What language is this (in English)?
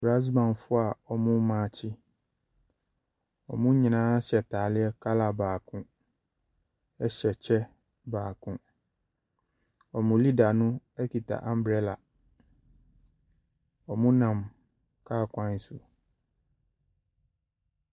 Akan